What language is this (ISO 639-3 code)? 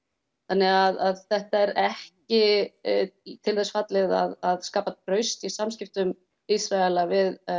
isl